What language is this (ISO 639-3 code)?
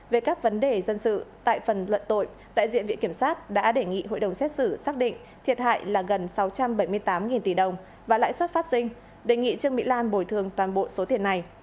vie